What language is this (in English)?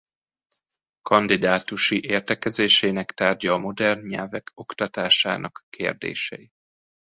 Hungarian